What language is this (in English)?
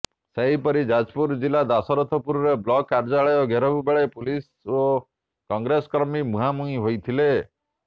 Odia